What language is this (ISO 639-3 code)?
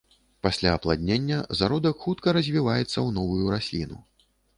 bel